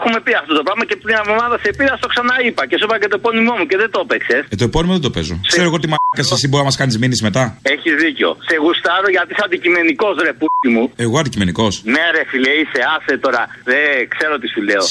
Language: Greek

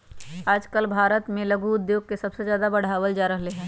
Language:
Magahi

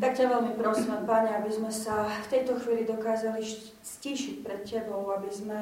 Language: Slovak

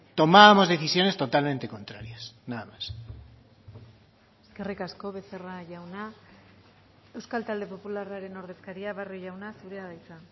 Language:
Basque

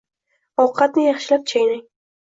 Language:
Uzbek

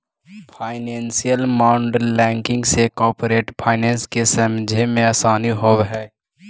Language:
Magahi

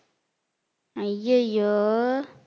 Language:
Tamil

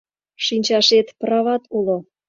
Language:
Mari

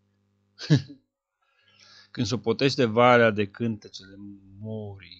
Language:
Romanian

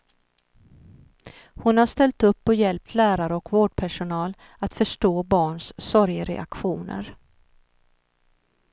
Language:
Swedish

